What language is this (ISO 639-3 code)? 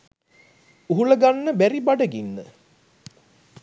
sin